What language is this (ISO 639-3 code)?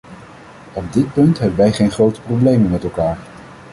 nld